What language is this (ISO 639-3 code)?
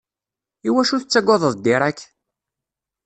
kab